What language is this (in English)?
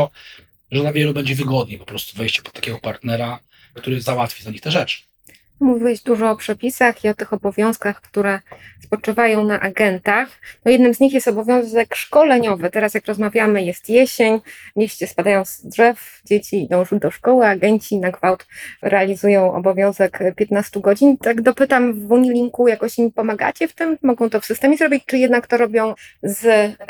Polish